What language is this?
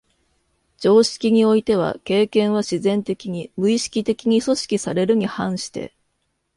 Japanese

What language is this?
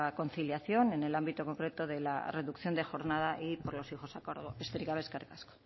Spanish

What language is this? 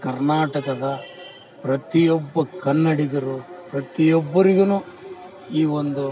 Kannada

